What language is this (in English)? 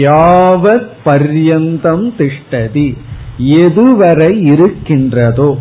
Tamil